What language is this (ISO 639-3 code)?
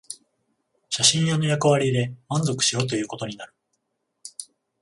jpn